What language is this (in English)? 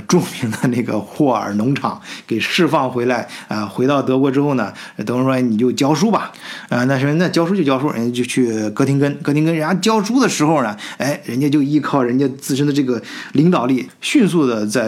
Chinese